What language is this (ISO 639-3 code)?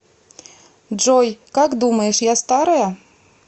rus